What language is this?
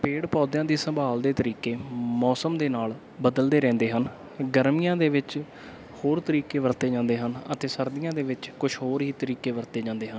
Punjabi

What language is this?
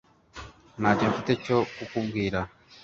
Kinyarwanda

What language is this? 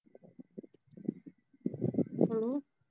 Punjabi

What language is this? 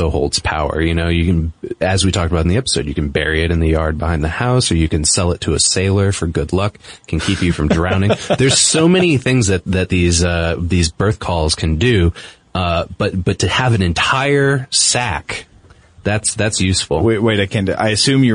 English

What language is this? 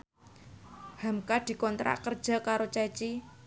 Javanese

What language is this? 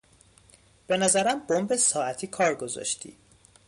Persian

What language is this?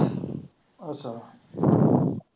Punjabi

